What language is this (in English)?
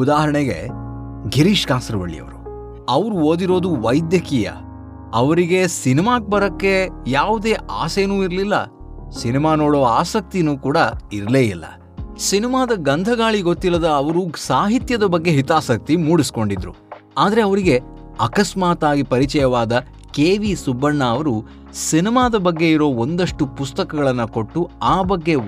Kannada